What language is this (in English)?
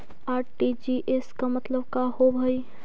Magahi